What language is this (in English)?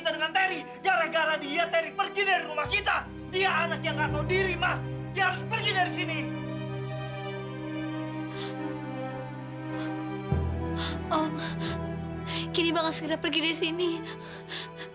Indonesian